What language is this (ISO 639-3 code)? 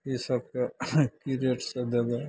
mai